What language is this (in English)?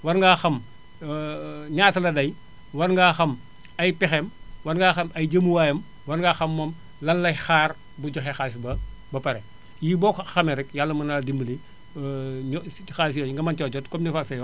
Wolof